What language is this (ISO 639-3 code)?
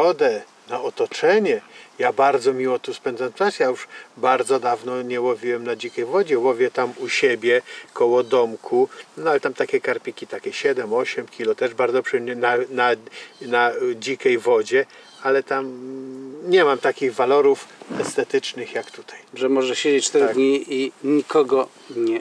pol